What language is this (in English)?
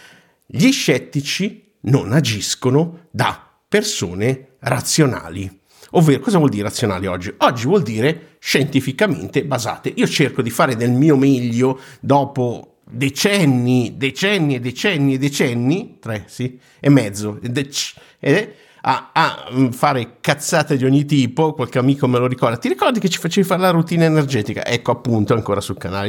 Italian